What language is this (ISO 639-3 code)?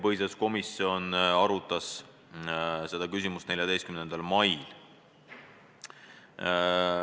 est